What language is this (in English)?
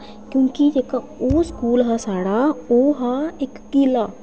Dogri